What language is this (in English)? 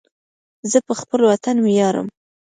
Pashto